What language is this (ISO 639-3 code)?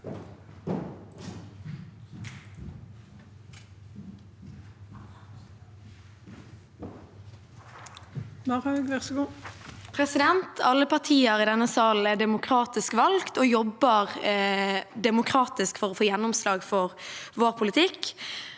nor